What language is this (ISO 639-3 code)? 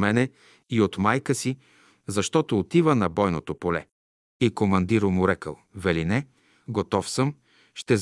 bul